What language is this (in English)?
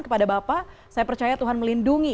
Indonesian